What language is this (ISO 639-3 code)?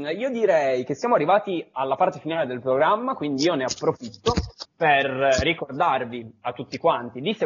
ita